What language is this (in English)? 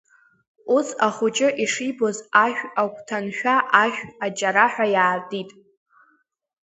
Abkhazian